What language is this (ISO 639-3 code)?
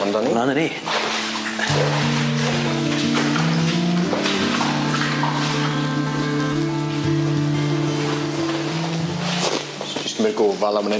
cym